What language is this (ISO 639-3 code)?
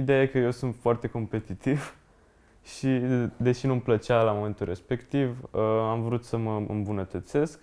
ron